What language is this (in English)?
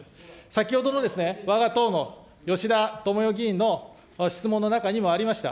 Japanese